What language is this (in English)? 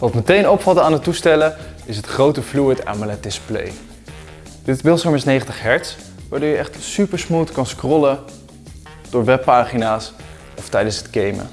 Dutch